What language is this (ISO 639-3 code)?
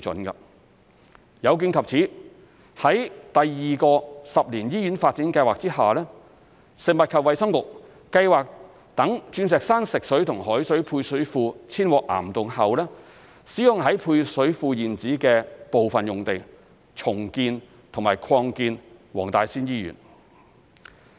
yue